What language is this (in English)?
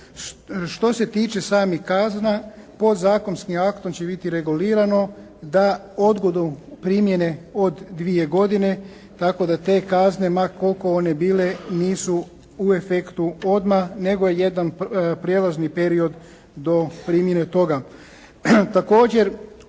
Croatian